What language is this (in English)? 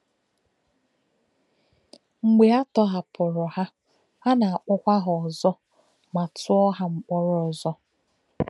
Igbo